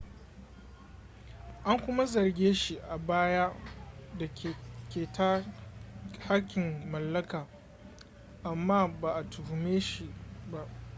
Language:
Hausa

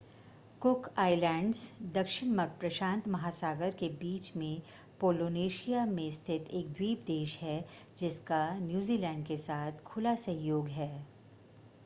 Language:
Hindi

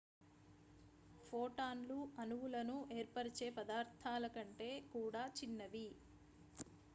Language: Telugu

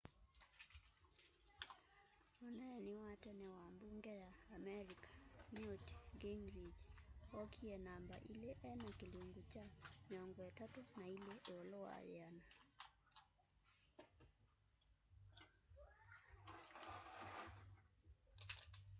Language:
Kamba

